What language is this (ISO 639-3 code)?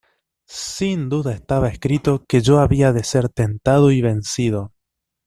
spa